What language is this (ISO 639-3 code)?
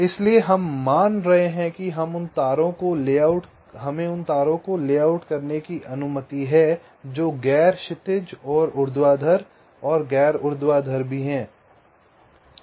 hin